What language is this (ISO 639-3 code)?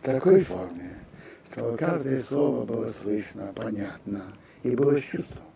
rus